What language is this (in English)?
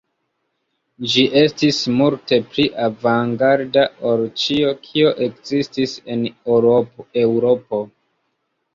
Esperanto